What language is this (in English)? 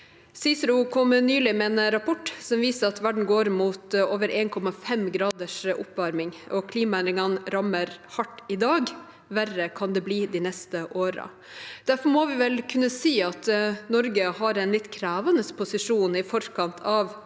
Norwegian